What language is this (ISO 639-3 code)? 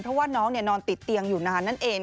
tha